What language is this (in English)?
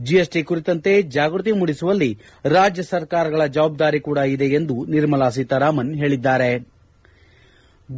Kannada